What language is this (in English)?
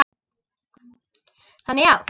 Icelandic